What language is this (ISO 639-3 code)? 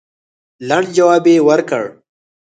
pus